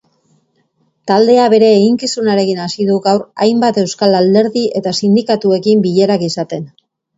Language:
Basque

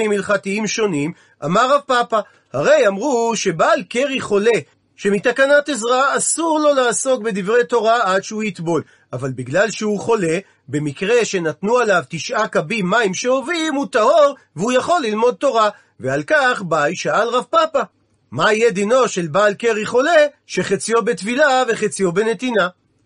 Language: Hebrew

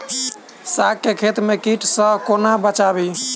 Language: Maithili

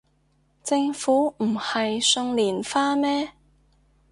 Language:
Cantonese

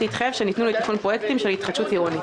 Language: Hebrew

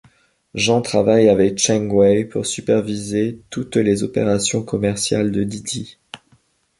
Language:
French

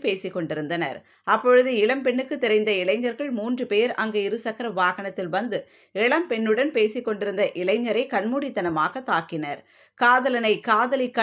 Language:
Latvian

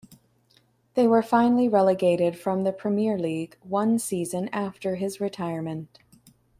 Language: English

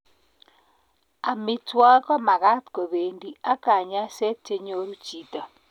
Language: Kalenjin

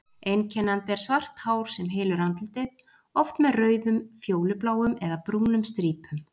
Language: Icelandic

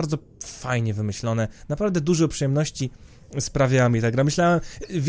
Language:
Polish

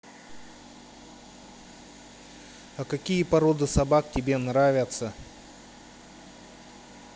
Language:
Russian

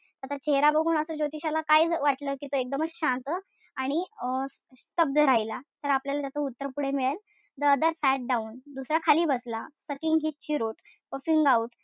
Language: Marathi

